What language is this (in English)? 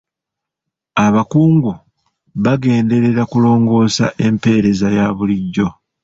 Ganda